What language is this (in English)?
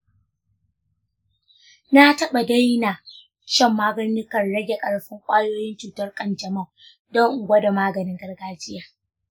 Hausa